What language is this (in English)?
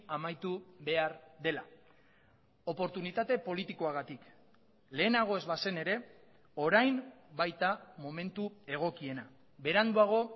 Basque